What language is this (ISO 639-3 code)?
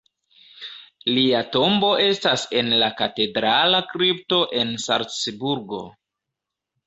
epo